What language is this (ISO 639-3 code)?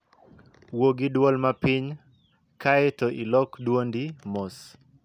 luo